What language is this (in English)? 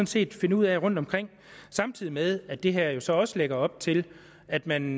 Danish